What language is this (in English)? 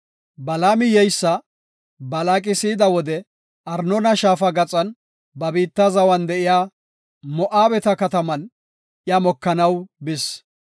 Gofa